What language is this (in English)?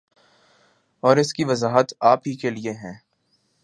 Urdu